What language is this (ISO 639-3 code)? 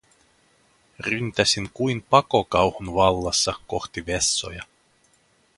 fin